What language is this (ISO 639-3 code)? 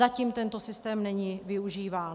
ces